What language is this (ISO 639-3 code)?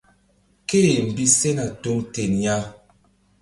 mdd